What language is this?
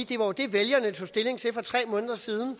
Danish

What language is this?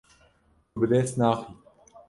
Kurdish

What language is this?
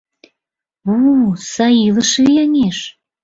Mari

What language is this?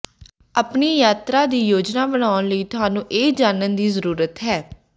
Punjabi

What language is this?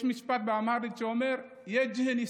Hebrew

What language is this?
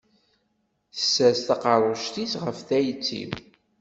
Kabyle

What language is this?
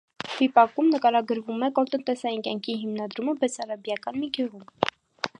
Armenian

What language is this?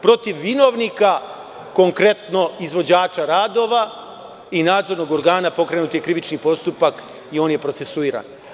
Serbian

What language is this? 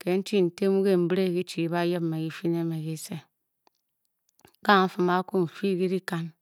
Bokyi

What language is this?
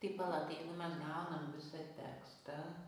Lithuanian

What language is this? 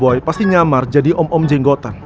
Indonesian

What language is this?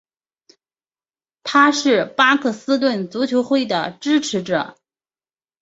Chinese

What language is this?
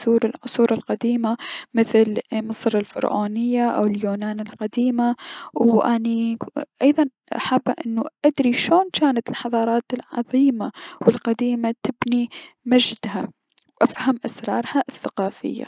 Mesopotamian Arabic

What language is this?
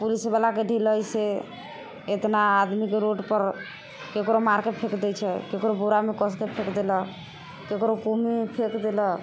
Maithili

